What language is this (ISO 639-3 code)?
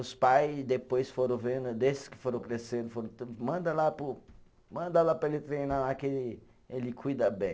por